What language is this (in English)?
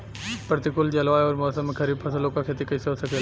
Bhojpuri